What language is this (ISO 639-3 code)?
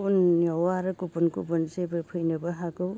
brx